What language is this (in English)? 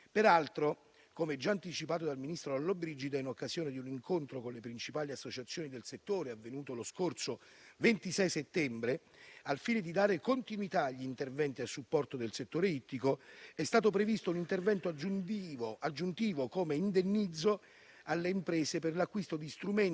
Italian